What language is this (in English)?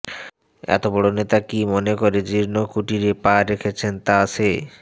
Bangla